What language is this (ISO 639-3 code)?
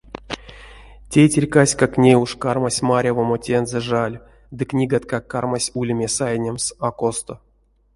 myv